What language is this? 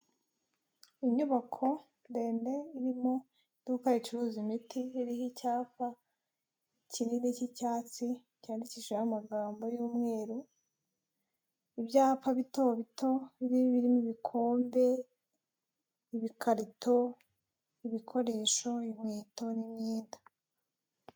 Kinyarwanda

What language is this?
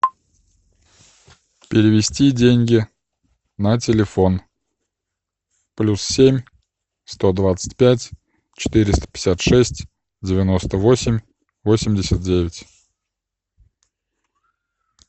Russian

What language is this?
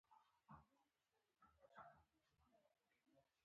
Pashto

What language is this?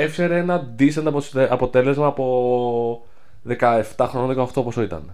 Greek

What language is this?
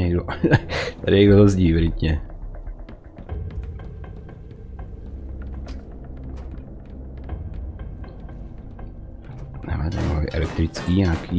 Czech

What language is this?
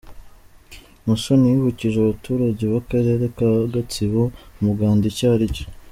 Kinyarwanda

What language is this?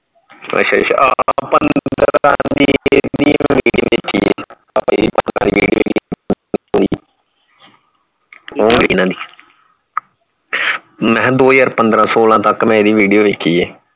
Punjabi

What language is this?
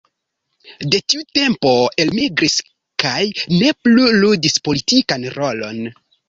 Esperanto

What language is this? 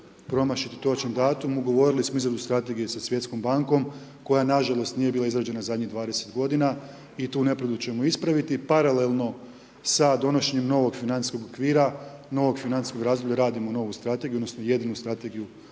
Croatian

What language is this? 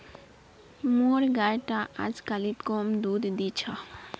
Magahi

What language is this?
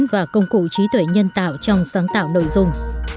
Vietnamese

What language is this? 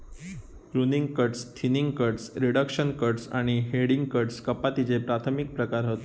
Marathi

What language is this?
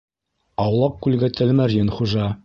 Bashkir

